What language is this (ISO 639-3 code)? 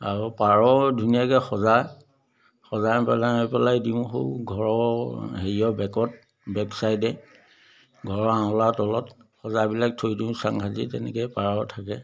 asm